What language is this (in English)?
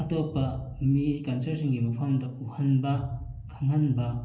Manipuri